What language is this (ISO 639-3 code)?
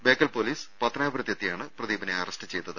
mal